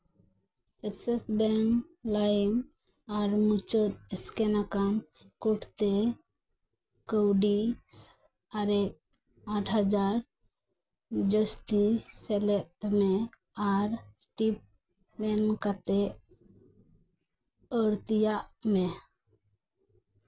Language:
Santali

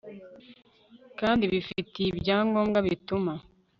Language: Kinyarwanda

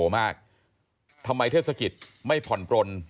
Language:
Thai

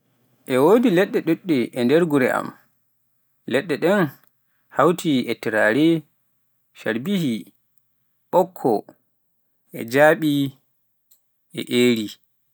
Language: Pular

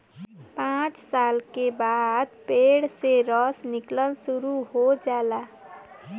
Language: Bhojpuri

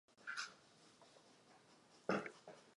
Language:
Czech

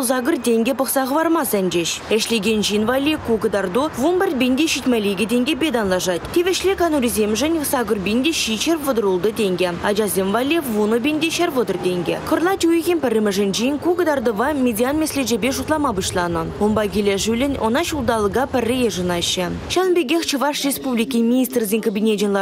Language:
Turkish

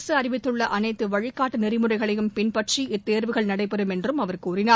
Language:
Tamil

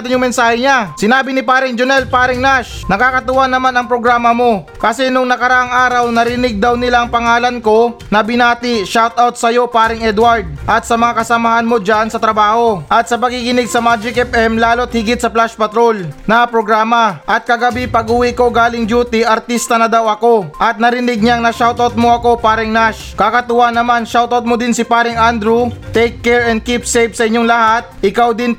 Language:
Filipino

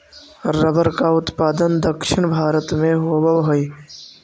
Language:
Magahi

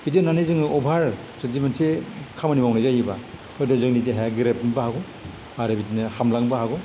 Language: Bodo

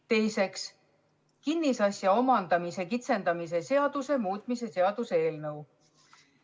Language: Estonian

